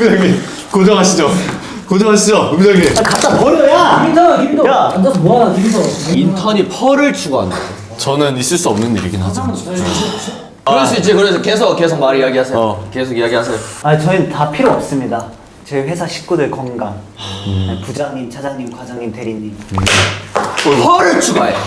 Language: Korean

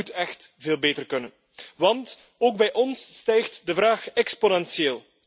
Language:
Dutch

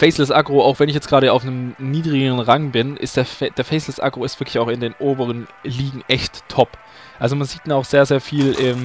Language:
German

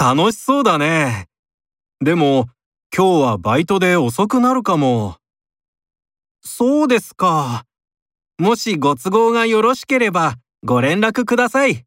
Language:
Japanese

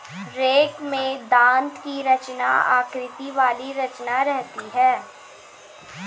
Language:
Hindi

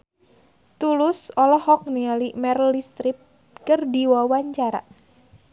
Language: Sundanese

